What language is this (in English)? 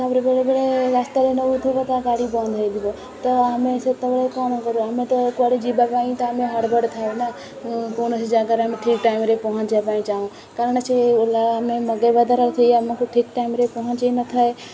Odia